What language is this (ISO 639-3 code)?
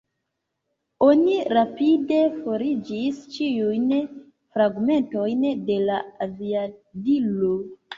epo